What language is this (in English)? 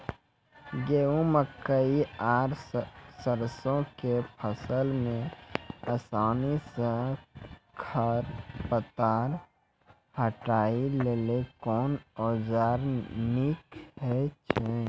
Maithili